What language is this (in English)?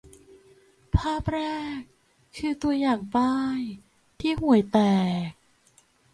Thai